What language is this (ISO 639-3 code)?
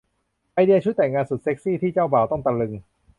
tha